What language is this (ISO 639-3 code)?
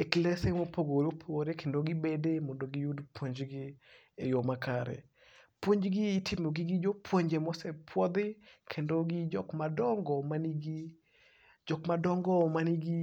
luo